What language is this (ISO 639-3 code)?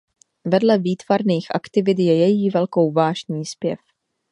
ces